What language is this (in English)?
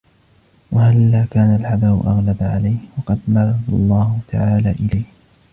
Arabic